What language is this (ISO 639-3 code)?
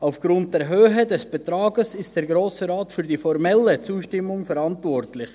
gsw